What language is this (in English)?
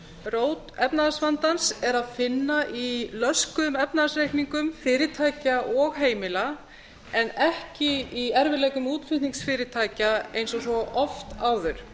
Icelandic